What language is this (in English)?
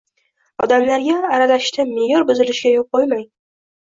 Uzbek